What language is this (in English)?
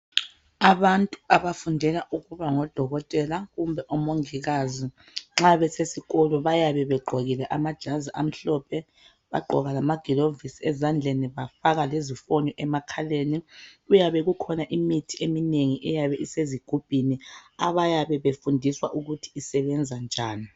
North Ndebele